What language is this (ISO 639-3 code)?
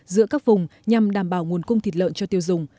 vie